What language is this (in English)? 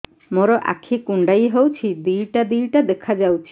Odia